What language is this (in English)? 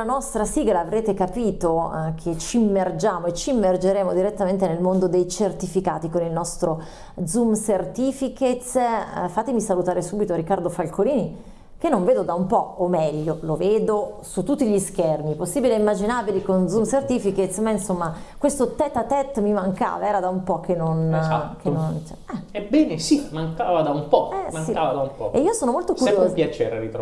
Italian